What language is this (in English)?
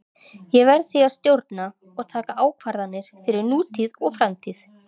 Icelandic